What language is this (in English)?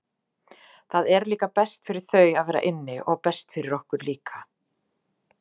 Icelandic